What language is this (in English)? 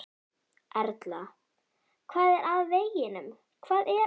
Icelandic